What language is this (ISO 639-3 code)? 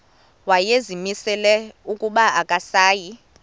xho